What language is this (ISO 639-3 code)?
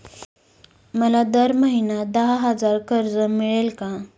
mar